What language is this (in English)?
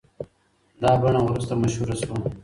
Pashto